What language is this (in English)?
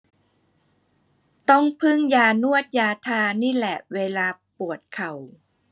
Thai